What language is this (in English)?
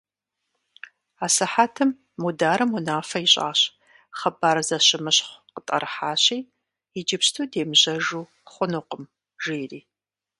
Kabardian